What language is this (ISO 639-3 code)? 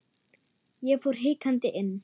isl